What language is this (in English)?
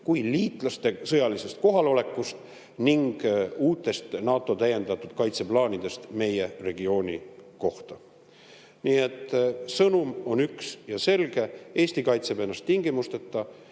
Estonian